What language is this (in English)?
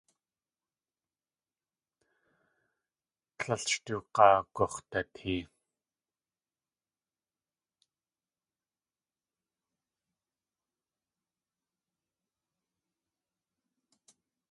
Tlingit